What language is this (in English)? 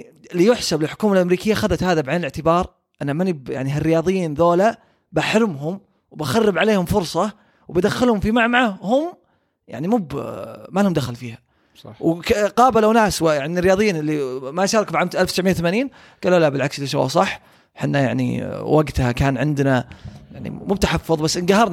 Arabic